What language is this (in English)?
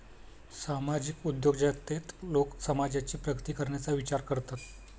Marathi